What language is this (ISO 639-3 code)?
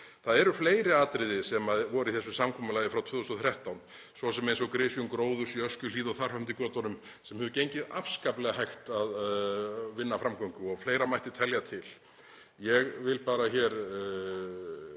isl